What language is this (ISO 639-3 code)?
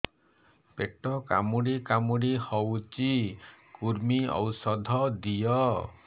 ori